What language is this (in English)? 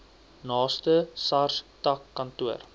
Afrikaans